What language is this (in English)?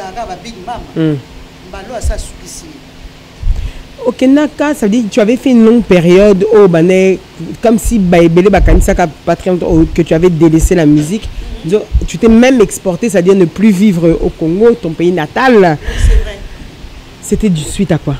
French